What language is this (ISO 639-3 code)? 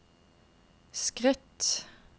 nor